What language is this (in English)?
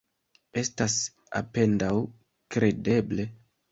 Esperanto